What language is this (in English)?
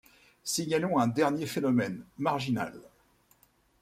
French